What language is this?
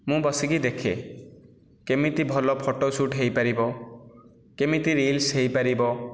Odia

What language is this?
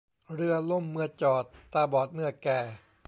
Thai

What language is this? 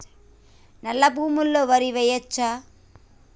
Telugu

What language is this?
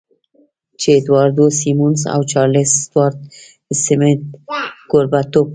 Pashto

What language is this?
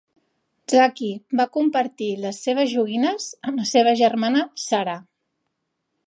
Catalan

